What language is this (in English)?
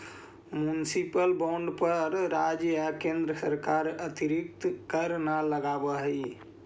Magahi